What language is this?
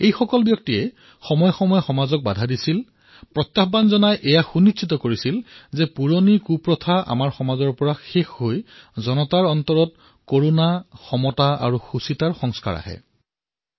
Assamese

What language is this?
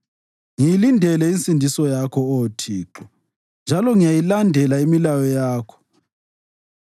North Ndebele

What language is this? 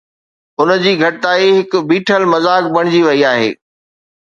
Sindhi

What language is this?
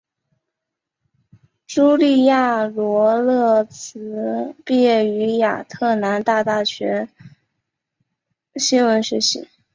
Chinese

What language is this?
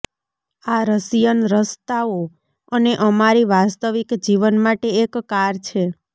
Gujarati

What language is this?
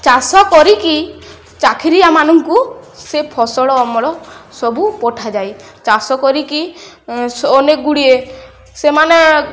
Odia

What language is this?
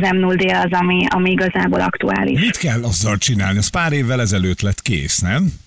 Hungarian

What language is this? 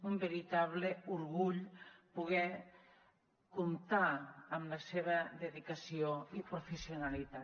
Catalan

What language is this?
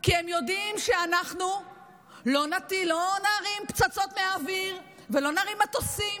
Hebrew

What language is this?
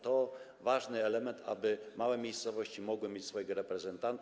Polish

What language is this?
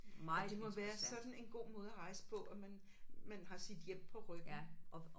Danish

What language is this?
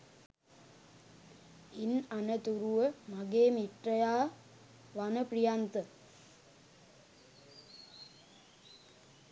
Sinhala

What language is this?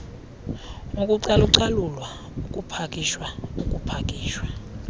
Xhosa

